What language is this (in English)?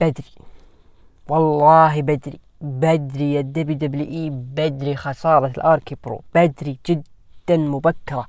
Arabic